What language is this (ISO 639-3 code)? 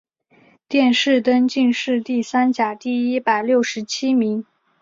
zho